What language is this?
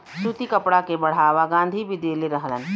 Bhojpuri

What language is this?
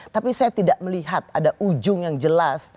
Indonesian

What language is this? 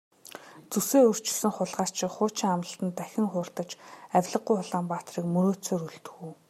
Mongolian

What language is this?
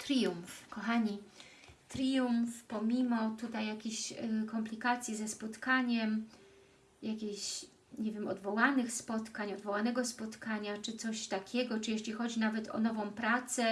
Polish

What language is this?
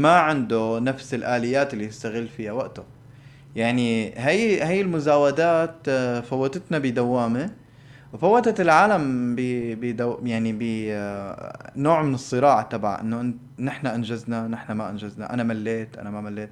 Arabic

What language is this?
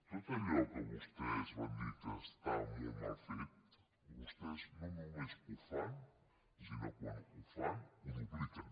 Catalan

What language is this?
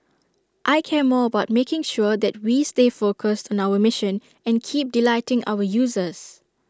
English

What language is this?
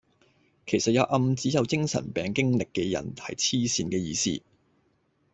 Cantonese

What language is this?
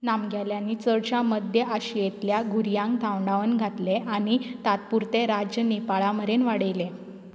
Konkani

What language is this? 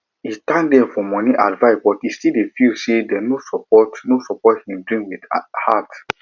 Nigerian Pidgin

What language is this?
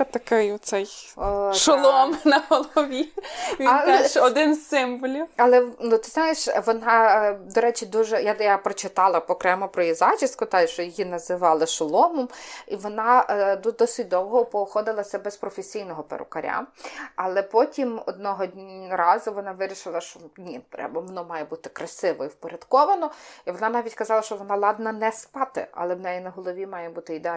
Ukrainian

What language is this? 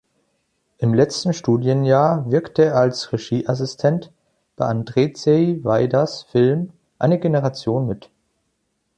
German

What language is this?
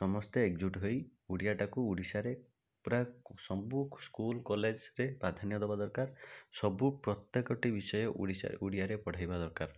Odia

